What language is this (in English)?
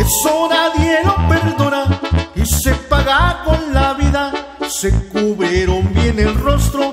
Spanish